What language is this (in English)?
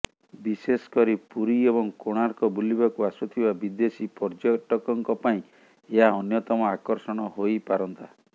Odia